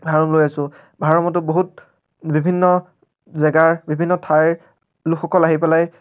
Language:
Assamese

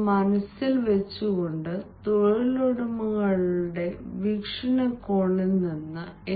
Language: Malayalam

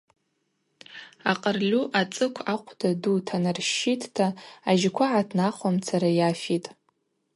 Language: Abaza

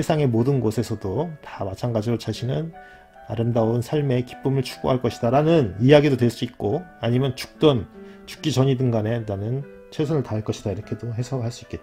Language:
Korean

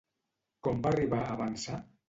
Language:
Catalan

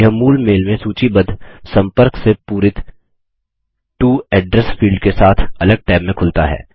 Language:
Hindi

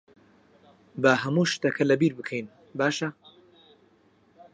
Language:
Central Kurdish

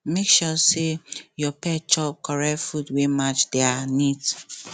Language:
Nigerian Pidgin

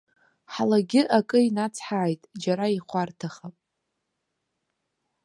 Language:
Abkhazian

